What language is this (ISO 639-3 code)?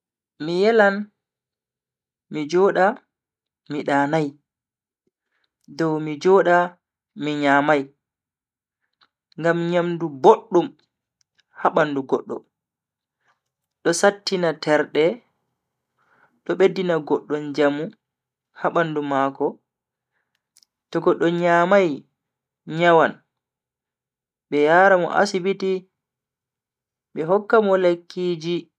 fui